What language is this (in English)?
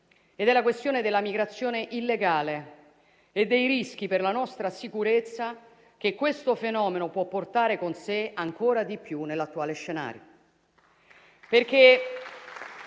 Italian